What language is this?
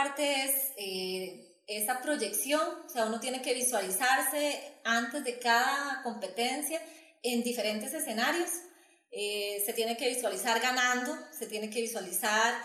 Spanish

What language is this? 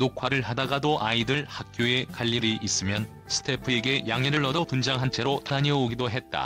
Korean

